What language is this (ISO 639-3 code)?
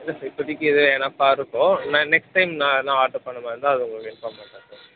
tam